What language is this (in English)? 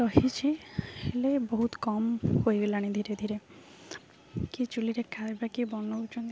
Odia